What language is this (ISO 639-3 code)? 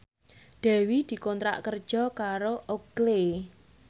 jav